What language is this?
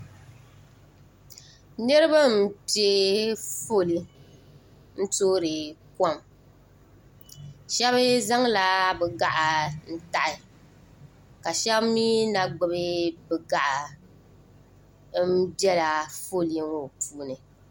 Dagbani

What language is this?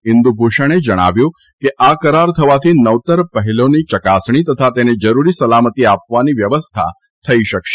Gujarati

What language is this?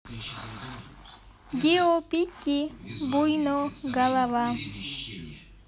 Russian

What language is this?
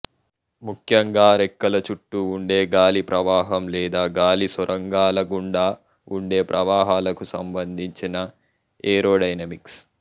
Telugu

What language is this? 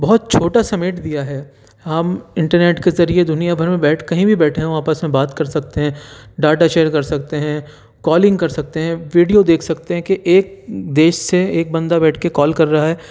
Urdu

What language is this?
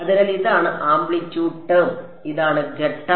Malayalam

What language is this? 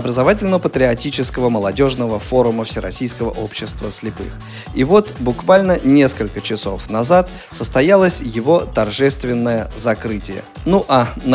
Russian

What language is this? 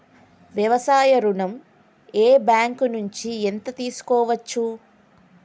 Telugu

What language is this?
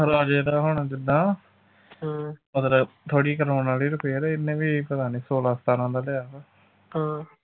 Punjabi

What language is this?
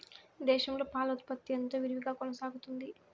Telugu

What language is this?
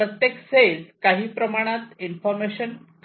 Marathi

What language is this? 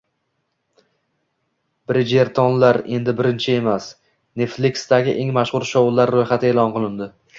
Uzbek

